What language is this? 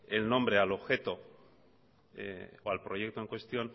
Spanish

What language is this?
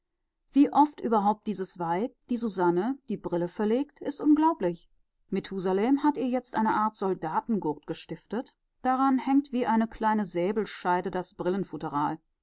German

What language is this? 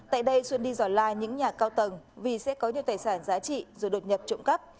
Vietnamese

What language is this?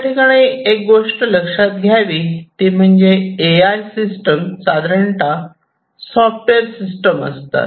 Marathi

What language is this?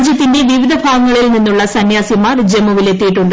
Malayalam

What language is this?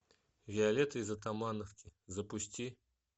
Russian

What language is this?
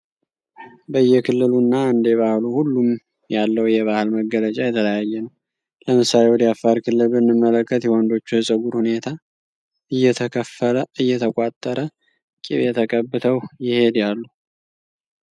Amharic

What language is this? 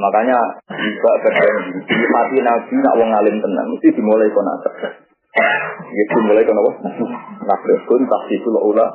Indonesian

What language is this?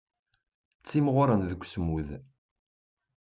Kabyle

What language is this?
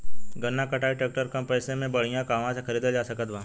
Bhojpuri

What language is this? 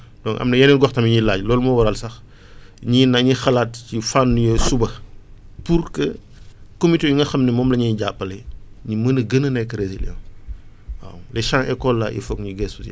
Wolof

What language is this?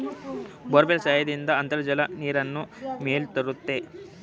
Kannada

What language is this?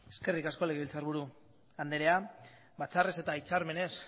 Basque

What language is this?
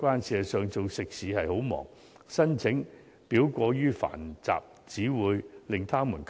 Cantonese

